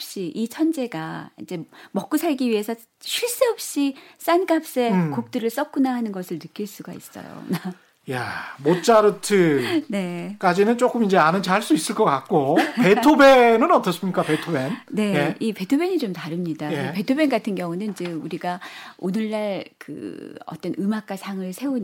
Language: Korean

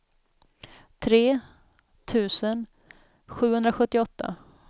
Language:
Swedish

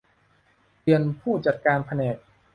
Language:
Thai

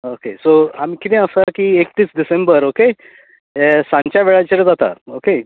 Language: Konkani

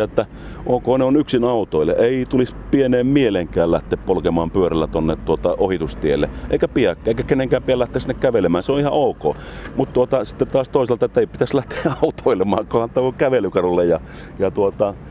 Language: Finnish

